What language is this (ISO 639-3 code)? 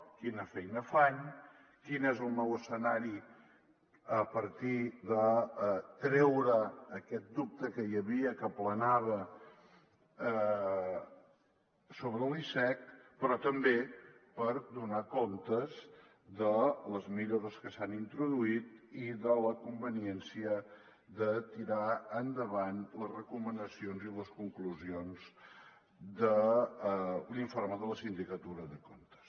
cat